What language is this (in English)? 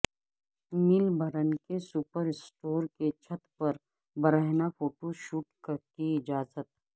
Urdu